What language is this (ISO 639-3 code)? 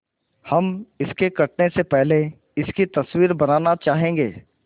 hin